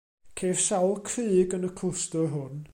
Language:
Welsh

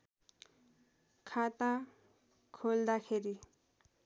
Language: Nepali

